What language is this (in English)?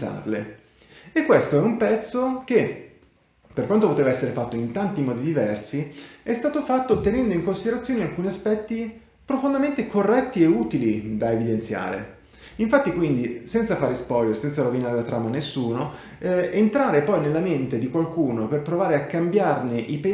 Italian